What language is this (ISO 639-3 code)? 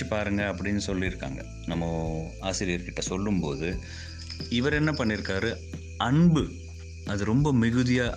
tam